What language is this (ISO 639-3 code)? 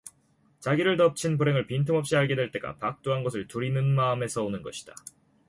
kor